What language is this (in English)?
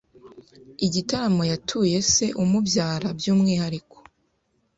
Kinyarwanda